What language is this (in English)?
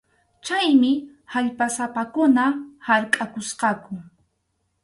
Arequipa-La Unión Quechua